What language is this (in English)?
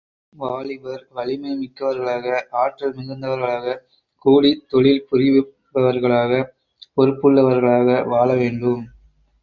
Tamil